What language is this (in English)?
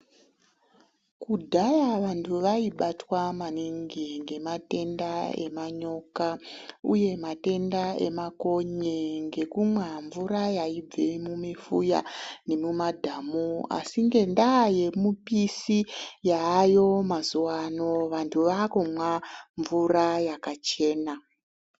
Ndau